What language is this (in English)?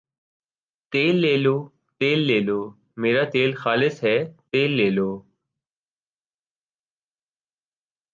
Urdu